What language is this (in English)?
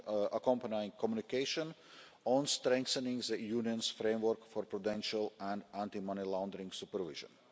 English